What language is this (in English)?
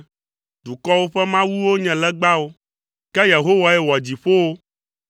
Ewe